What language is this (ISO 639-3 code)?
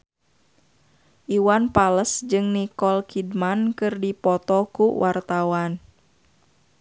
sun